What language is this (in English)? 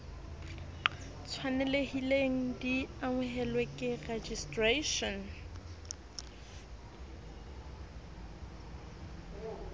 Southern Sotho